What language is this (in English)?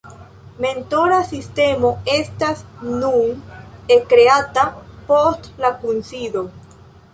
Esperanto